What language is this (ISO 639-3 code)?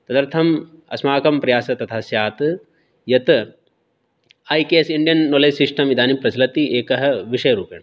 san